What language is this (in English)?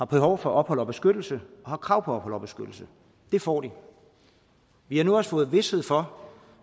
Danish